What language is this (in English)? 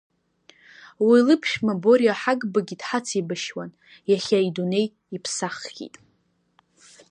Abkhazian